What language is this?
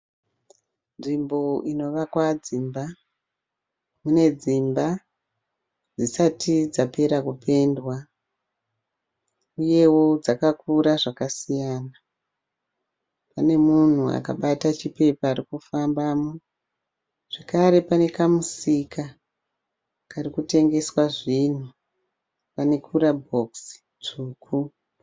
Shona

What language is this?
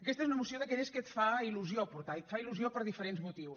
Catalan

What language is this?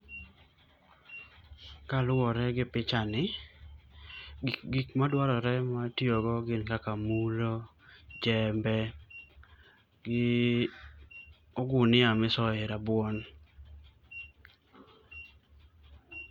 Luo (Kenya and Tanzania)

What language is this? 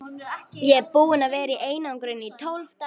Icelandic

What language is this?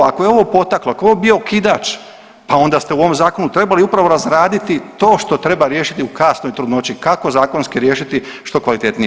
Croatian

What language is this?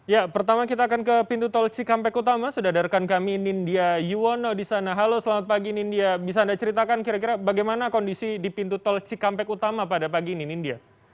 Indonesian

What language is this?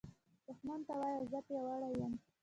Pashto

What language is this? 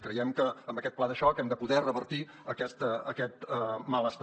Catalan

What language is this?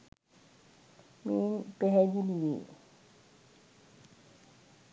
Sinhala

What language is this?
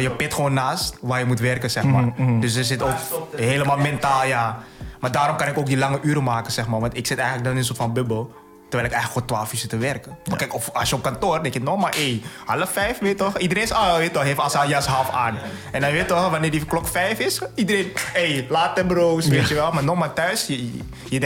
Dutch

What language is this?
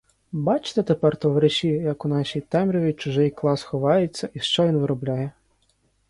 Ukrainian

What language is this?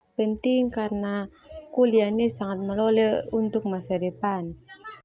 Termanu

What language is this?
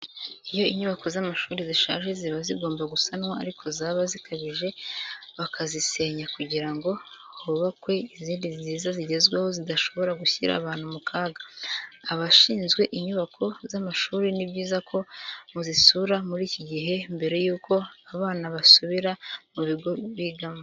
Kinyarwanda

